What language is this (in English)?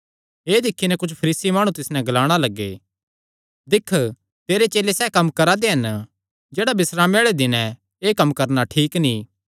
Kangri